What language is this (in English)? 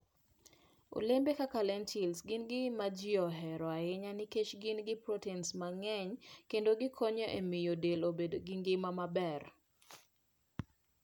Luo (Kenya and Tanzania)